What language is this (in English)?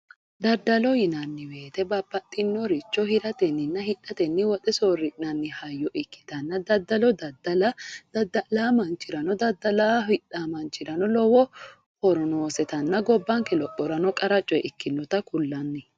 Sidamo